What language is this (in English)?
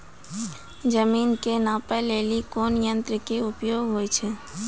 Maithili